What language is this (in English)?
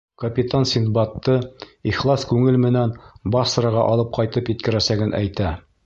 Bashkir